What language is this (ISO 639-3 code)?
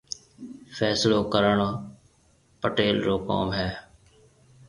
mve